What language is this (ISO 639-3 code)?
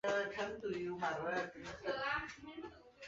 zho